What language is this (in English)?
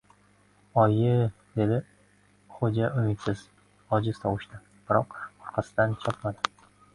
Uzbek